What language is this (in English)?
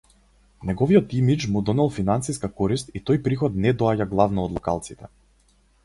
Macedonian